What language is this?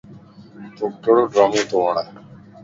Lasi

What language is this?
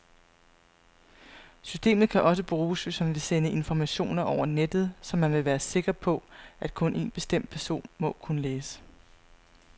Danish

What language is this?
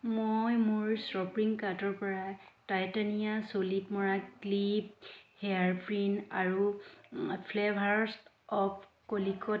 Assamese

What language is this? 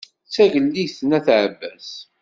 Kabyle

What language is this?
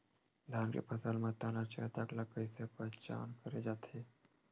Chhattisgarhi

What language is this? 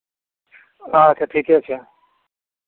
Maithili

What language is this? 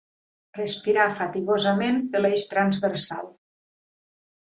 Catalan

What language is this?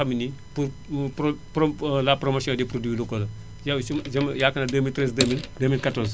Wolof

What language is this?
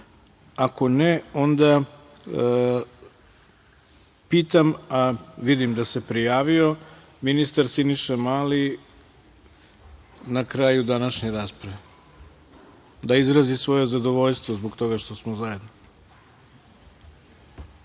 Serbian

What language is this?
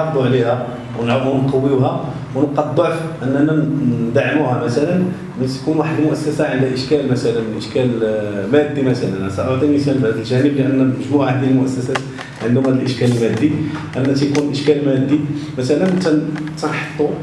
Arabic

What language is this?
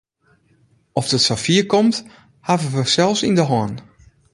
Western Frisian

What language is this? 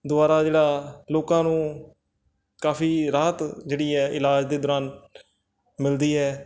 Punjabi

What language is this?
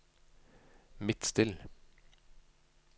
Norwegian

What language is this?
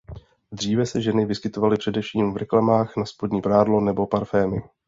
Czech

